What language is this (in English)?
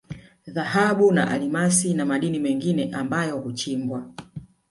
Swahili